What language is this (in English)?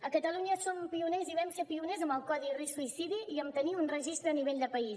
Catalan